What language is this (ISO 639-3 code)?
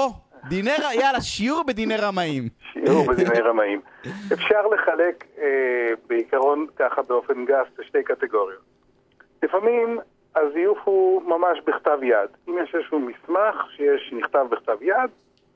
heb